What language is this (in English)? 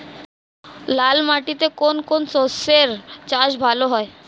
Bangla